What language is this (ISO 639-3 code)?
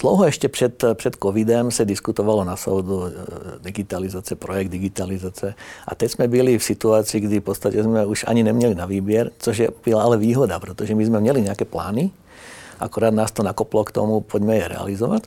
ces